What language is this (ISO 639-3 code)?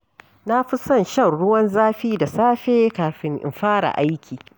hau